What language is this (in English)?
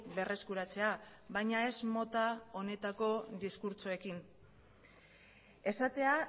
Basque